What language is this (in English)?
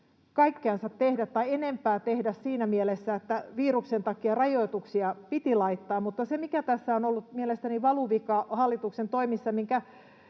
Finnish